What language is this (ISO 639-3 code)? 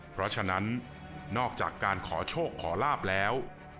tha